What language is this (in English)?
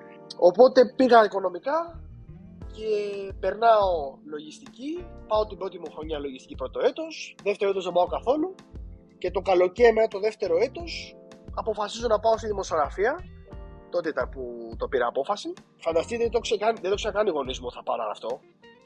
Greek